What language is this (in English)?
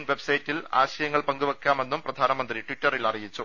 Malayalam